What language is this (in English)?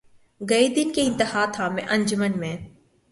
Urdu